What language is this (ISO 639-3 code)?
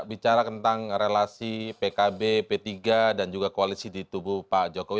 ind